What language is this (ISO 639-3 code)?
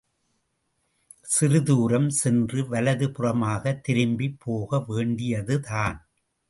tam